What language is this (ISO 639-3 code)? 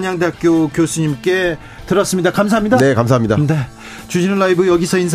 kor